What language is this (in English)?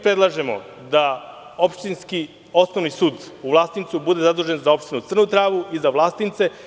Serbian